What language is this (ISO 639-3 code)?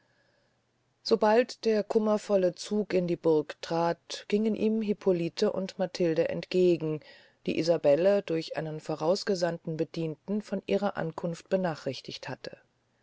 deu